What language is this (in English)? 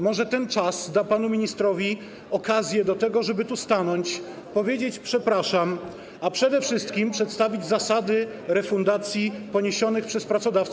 Polish